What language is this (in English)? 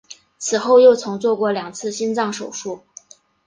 Chinese